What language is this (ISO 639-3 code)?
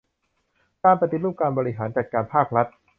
tha